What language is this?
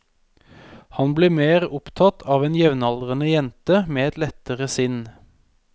Norwegian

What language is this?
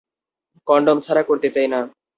Bangla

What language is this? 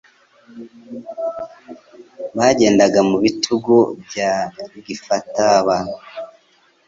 Kinyarwanda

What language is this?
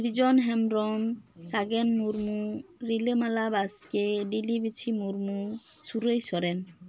Santali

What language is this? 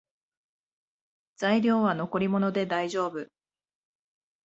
Japanese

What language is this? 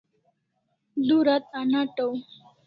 Kalasha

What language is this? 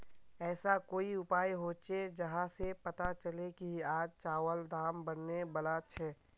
Magahi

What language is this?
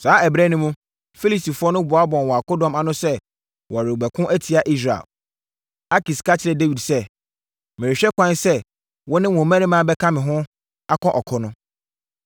Akan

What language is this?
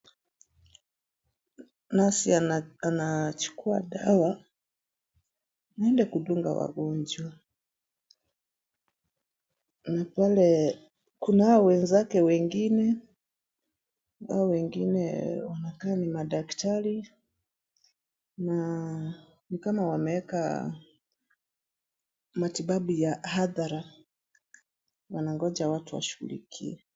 Swahili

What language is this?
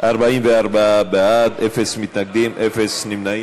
Hebrew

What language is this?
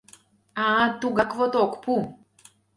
Mari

